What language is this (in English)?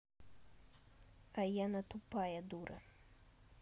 Russian